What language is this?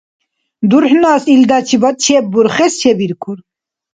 Dargwa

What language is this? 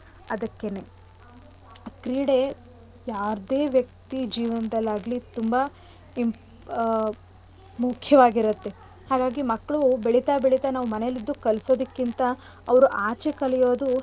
Kannada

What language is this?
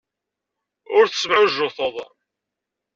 Kabyle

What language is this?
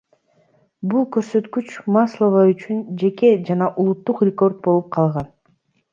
Kyrgyz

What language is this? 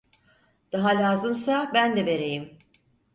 Turkish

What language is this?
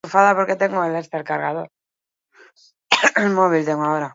Basque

